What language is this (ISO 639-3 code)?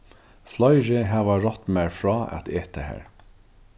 fao